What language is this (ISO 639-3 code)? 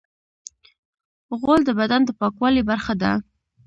pus